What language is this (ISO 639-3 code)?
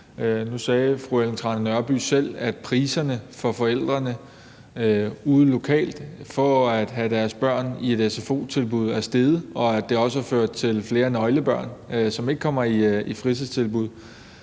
dan